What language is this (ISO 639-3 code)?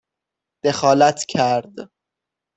fas